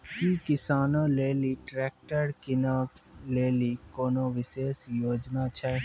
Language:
Maithili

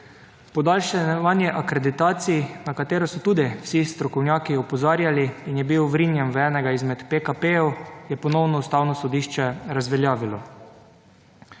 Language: Slovenian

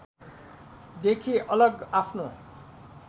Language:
Nepali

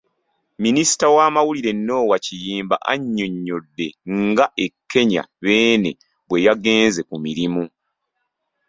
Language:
Ganda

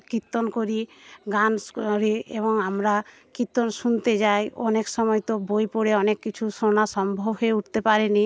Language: Bangla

